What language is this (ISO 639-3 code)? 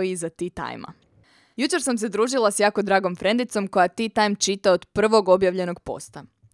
hrv